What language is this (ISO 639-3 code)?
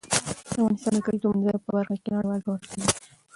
pus